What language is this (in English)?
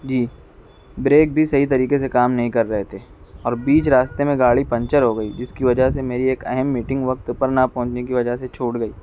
Urdu